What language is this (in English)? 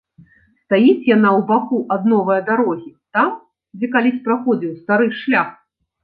Belarusian